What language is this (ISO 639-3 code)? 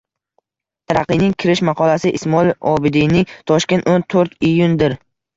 uzb